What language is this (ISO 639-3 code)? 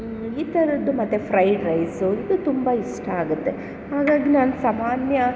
kan